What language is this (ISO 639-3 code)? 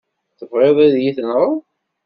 kab